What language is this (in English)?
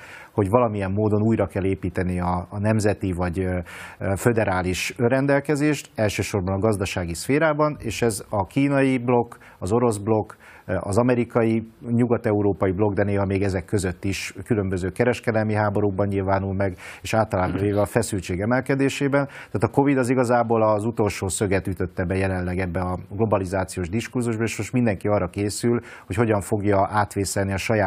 Hungarian